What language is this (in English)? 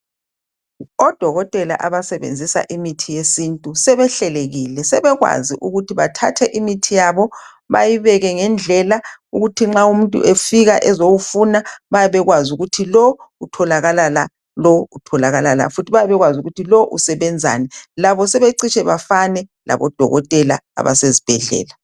North Ndebele